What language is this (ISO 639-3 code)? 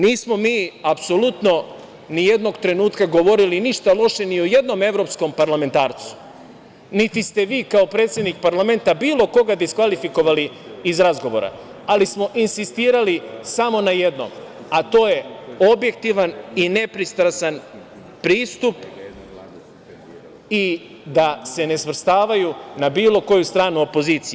srp